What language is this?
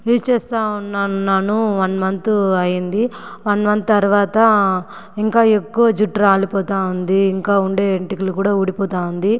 Telugu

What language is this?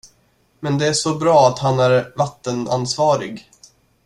Swedish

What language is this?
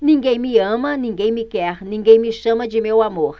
Portuguese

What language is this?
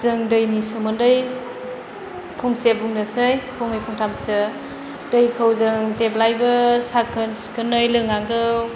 Bodo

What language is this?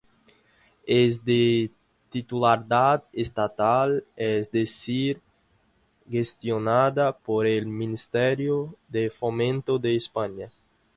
Spanish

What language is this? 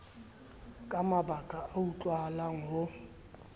Southern Sotho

